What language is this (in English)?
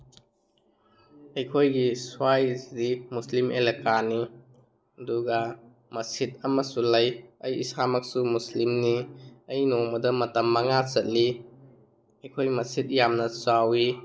Manipuri